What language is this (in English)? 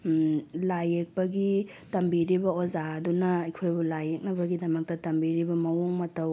Manipuri